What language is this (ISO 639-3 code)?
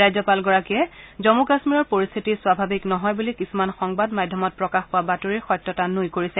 asm